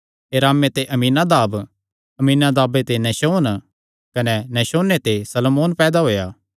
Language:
Kangri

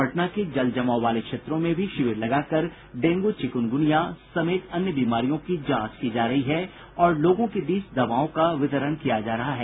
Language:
Hindi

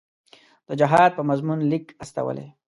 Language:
Pashto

